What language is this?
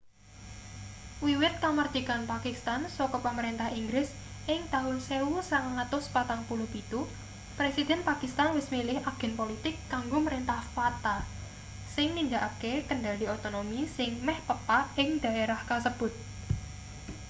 Javanese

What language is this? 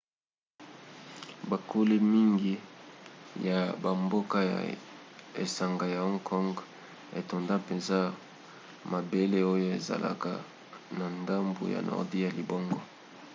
Lingala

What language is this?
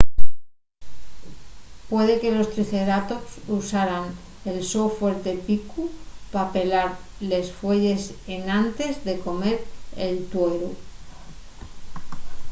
Asturian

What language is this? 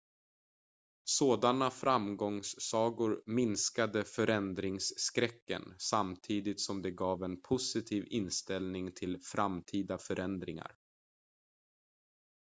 Swedish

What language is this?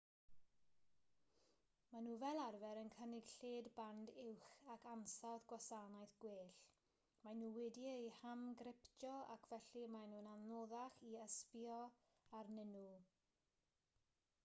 Welsh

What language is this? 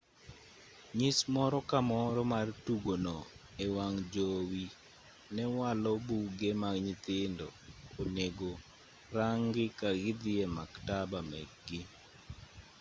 Luo (Kenya and Tanzania)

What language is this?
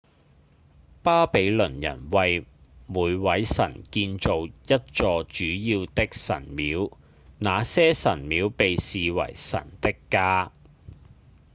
Cantonese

